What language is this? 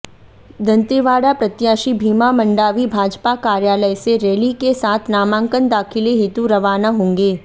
Hindi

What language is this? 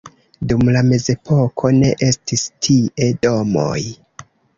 Esperanto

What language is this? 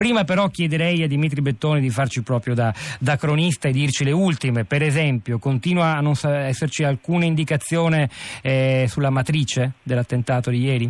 Italian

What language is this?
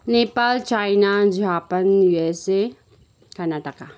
Nepali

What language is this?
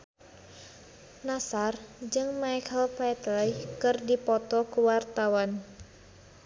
Sundanese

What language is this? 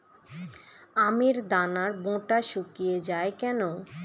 Bangla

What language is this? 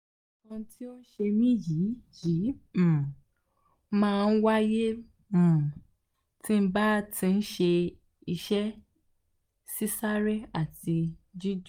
Yoruba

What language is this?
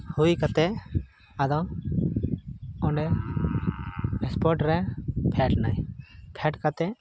Santali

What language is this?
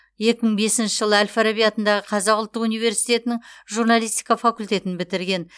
Kazakh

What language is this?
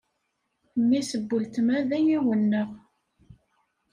Kabyle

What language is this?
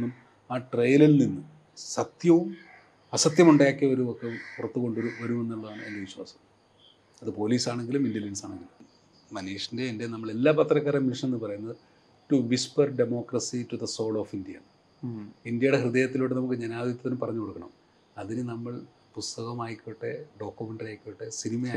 Malayalam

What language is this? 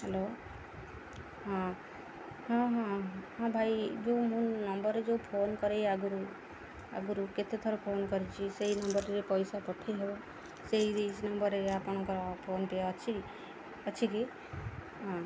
Odia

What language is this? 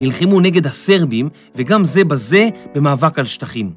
Hebrew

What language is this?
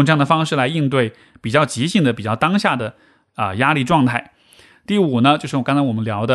Chinese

